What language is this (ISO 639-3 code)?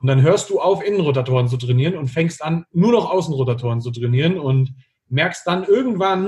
deu